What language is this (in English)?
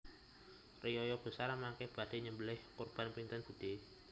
Javanese